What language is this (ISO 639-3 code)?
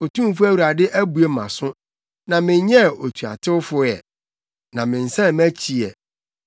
aka